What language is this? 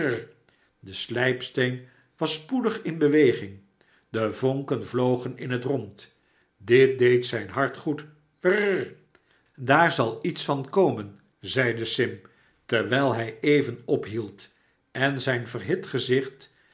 Dutch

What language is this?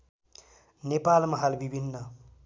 Nepali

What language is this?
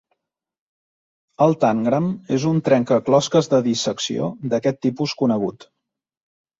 Catalan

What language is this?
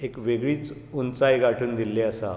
Konkani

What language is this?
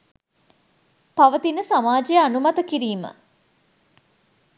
Sinhala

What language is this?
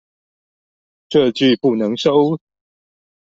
Chinese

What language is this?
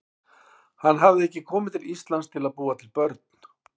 Icelandic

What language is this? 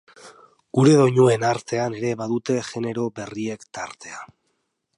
Basque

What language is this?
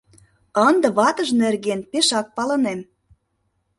Mari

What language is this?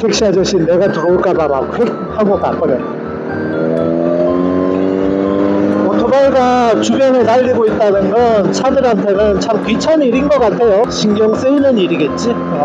Korean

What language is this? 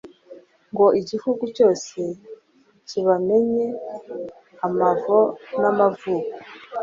Kinyarwanda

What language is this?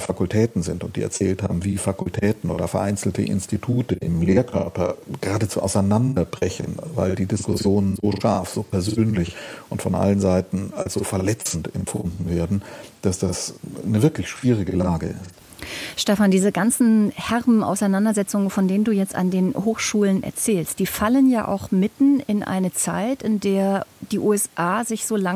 German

